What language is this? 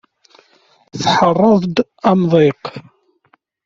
Kabyle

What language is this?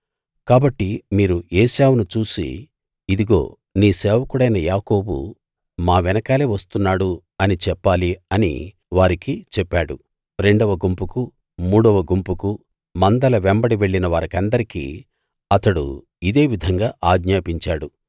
Telugu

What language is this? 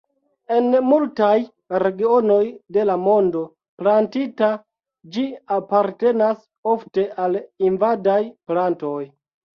Esperanto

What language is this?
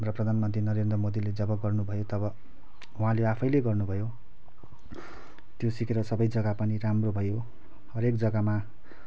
Nepali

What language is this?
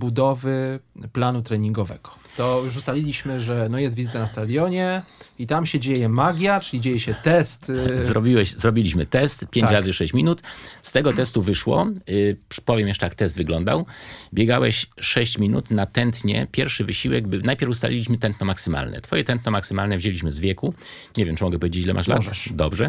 Polish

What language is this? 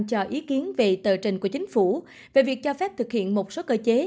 Vietnamese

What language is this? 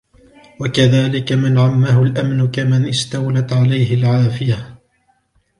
Arabic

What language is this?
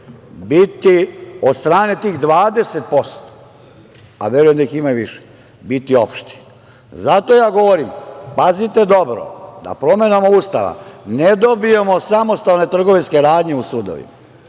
Serbian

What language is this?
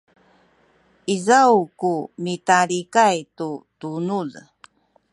Sakizaya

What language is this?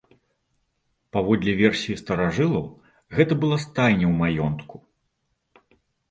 Belarusian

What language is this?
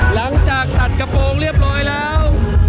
Thai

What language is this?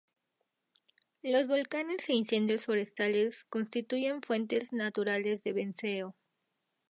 Spanish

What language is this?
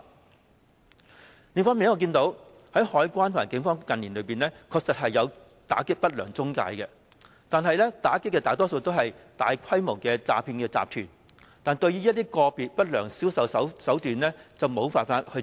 Cantonese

